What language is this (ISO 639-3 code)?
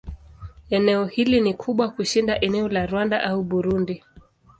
swa